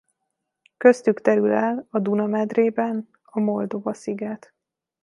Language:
Hungarian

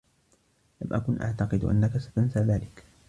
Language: Arabic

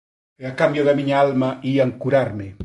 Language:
Galician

